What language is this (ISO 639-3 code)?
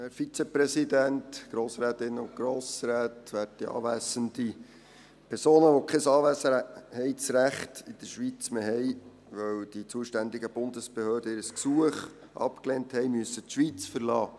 gsw